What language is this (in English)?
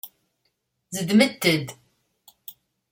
Kabyle